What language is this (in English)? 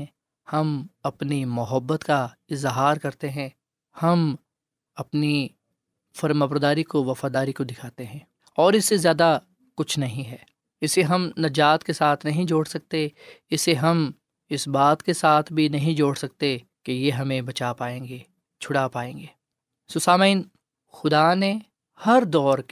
Urdu